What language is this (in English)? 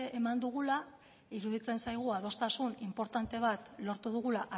Basque